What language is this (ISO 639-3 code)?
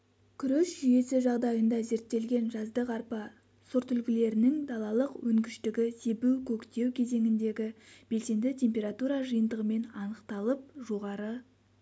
kaz